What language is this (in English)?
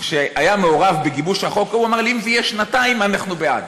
Hebrew